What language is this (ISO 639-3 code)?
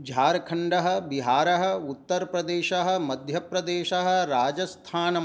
san